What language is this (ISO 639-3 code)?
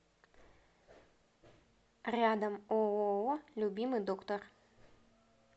rus